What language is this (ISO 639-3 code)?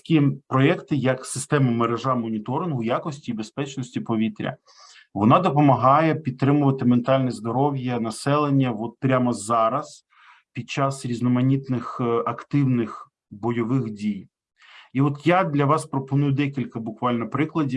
ukr